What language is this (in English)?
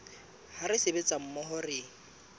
Southern Sotho